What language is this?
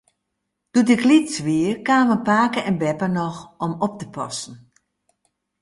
Western Frisian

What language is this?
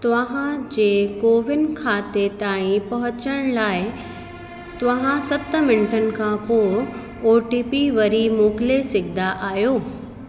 Sindhi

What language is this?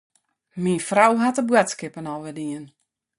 Western Frisian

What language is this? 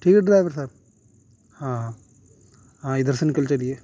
Urdu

